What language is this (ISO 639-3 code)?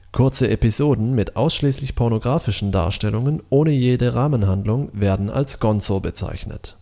deu